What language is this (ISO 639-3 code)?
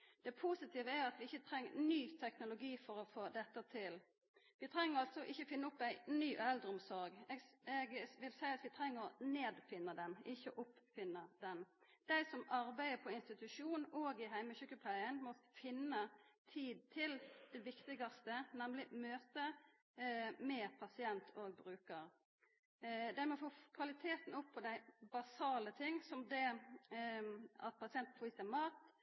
nno